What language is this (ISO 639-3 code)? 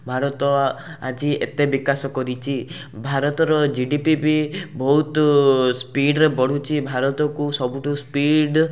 ori